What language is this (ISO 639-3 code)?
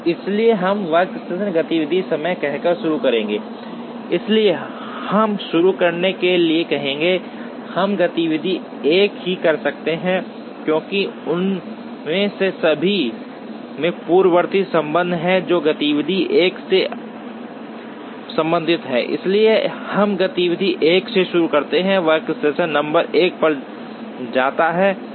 hin